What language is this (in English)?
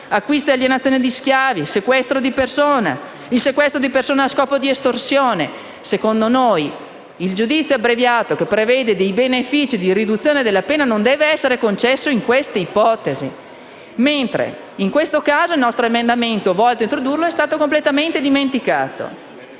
Italian